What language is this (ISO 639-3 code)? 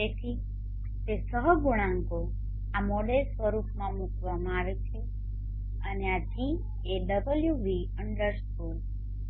guj